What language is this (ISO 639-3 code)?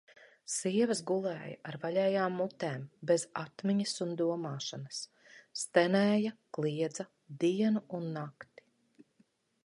lav